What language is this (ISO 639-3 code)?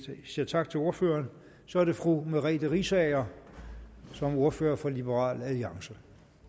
dan